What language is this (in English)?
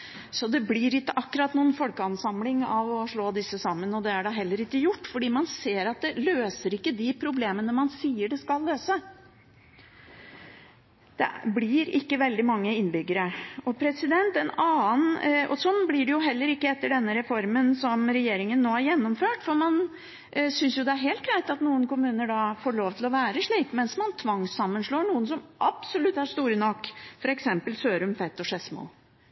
Norwegian Bokmål